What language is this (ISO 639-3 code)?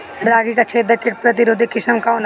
bho